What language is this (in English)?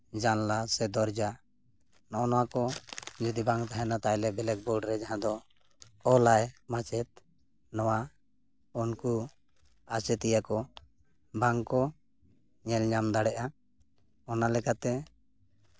Santali